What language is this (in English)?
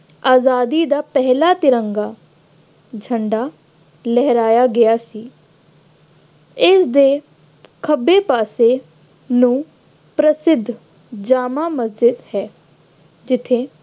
Punjabi